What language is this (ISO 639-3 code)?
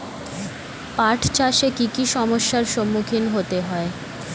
ben